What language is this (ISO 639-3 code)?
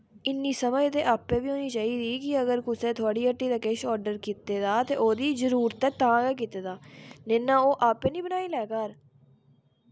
doi